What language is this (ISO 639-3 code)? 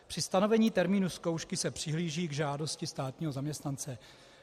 ces